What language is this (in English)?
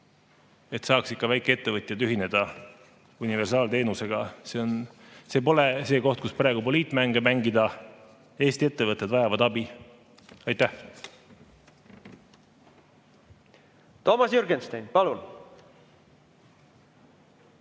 Estonian